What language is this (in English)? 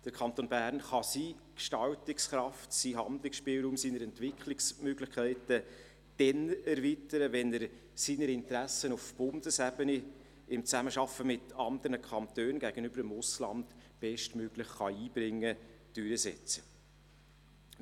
Swiss German